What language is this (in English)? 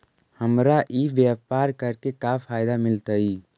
Magahi